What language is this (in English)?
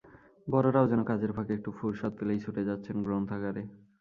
Bangla